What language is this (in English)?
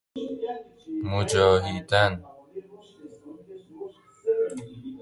Persian